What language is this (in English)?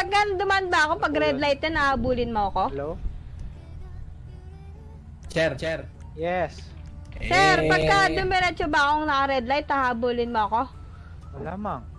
Indonesian